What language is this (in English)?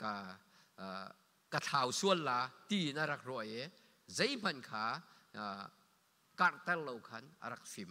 Thai